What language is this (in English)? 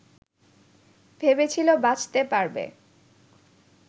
Bangla